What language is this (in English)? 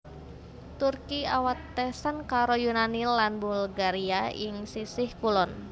Javanese